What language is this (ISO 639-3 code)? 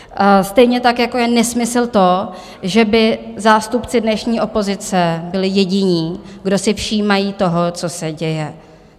ces